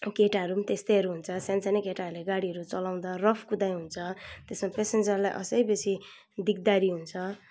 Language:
Nepali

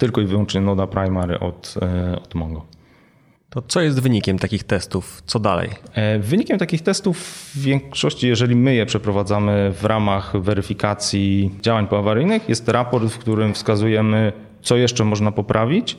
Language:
Polish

